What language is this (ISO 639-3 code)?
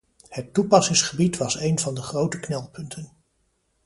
nld